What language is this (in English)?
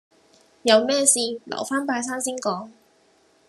Cantonese